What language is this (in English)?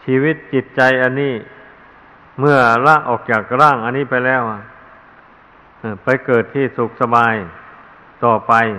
Thai